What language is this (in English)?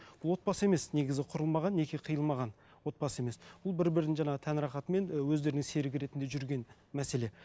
Kazakh